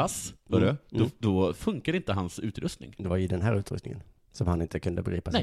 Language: Swedish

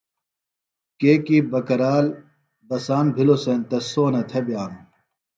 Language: Phalura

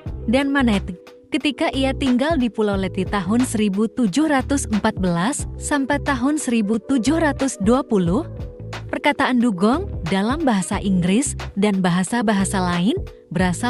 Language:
Indonesian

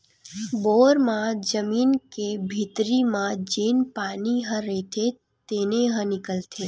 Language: Chhattisgarhi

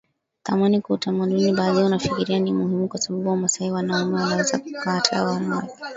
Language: Swahili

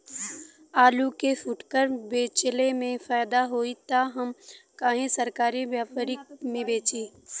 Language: Bhojpuri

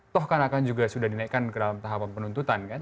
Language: Indonesian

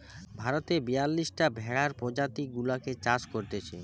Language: Bangla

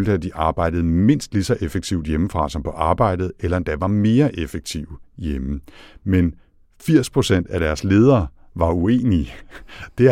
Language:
Danish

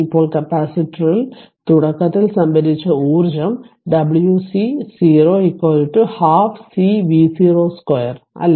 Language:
Malayalam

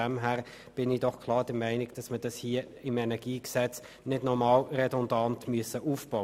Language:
Swiss German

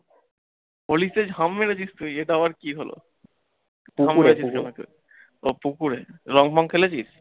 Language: Bangla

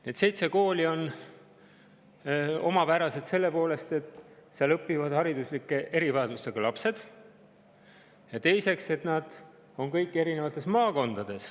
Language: Estonian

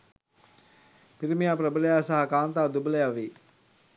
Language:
Sinhala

